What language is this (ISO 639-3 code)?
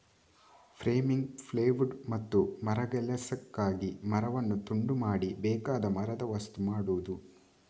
kan